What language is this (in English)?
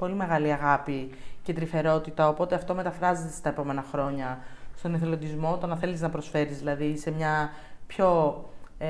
Greek